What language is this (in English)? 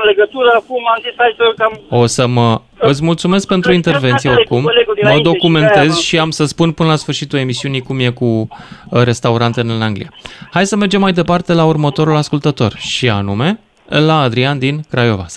Romanian